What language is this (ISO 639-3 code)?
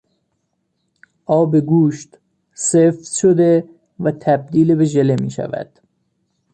fas